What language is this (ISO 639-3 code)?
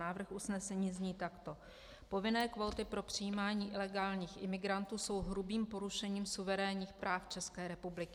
ces